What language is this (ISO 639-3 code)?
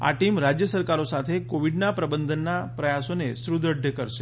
guj